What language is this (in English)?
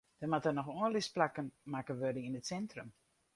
Western Frisian